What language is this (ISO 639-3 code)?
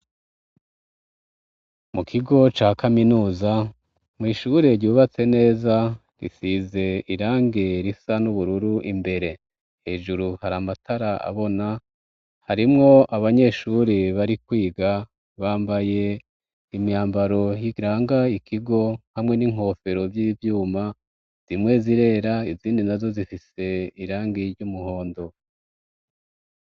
run